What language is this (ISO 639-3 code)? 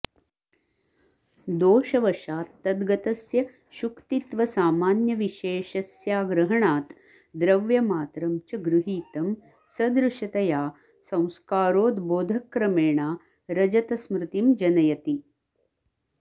san